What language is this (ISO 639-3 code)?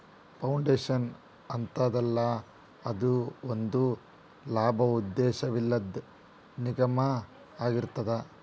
kan